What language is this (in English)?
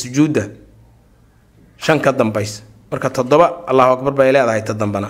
Arabic